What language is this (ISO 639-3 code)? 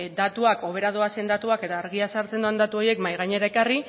eus